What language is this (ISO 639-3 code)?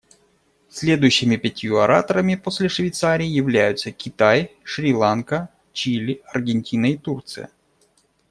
rus